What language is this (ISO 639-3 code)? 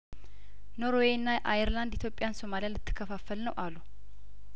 amh